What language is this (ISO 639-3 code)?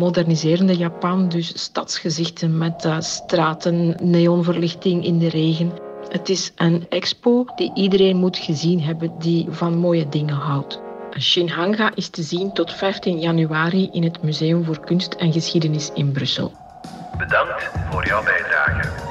nld